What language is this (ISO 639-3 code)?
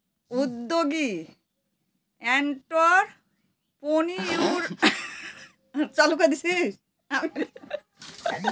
ben